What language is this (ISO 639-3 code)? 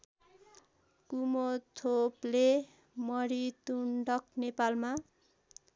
nep